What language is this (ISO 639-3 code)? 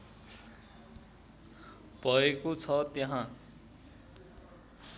nep